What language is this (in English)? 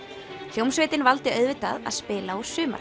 Icelandic